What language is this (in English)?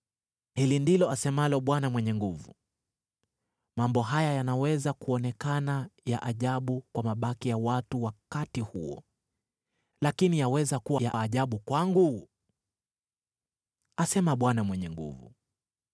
Swahili